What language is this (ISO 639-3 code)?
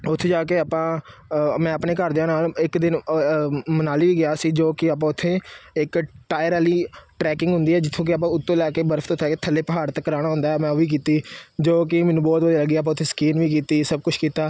pan